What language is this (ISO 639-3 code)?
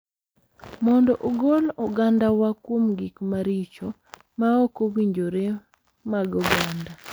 luo